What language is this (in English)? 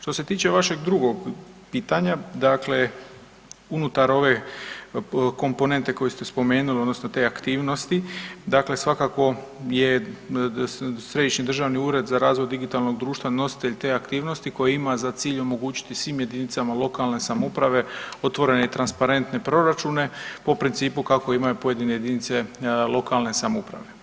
Croatian